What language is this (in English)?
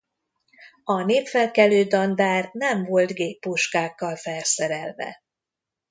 Hungarian